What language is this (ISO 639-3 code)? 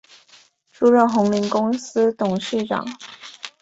zho